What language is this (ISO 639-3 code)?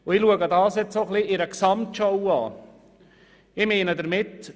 gsw